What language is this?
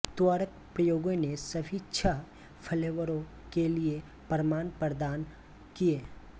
Hindi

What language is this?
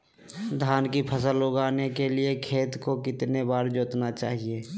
Magahi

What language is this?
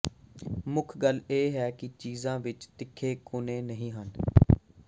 Punjabi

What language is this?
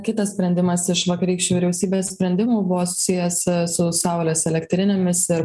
Lithuanian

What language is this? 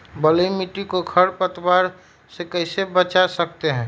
Magahi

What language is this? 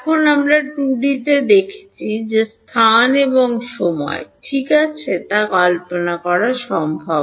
Bangla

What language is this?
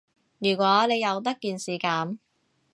Cantonese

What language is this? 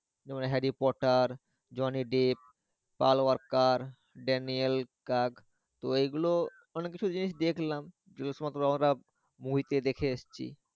Bangla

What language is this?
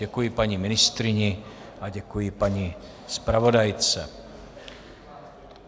Czech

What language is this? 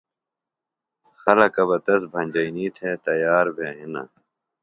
Phalura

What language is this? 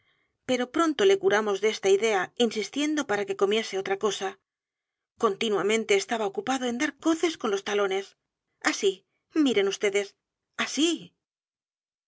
Spanish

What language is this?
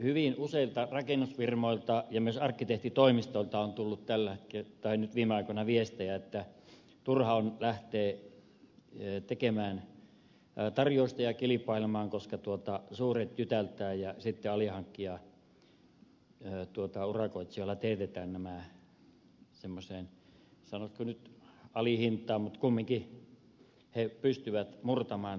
Finnish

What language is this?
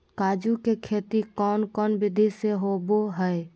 Magahi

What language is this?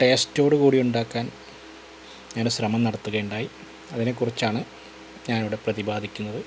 Malayalam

